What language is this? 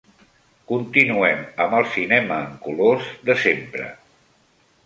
Catalan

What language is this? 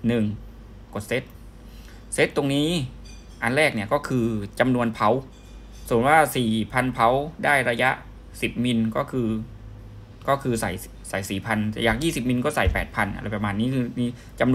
Thai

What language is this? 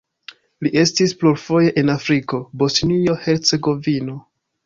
Esperanto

